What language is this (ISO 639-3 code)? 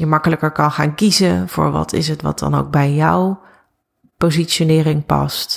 nld